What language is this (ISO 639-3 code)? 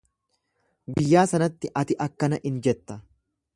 orm